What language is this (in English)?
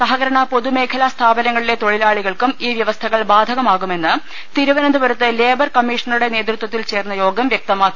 Malayalam